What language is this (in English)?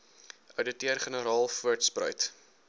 Afrikaans